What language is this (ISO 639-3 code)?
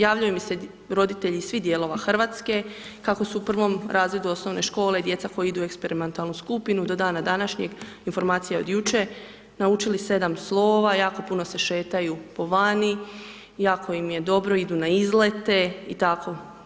hrv